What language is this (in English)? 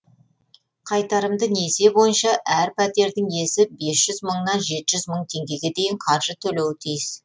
Kazakh